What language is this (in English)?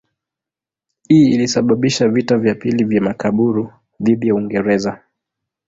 Swahili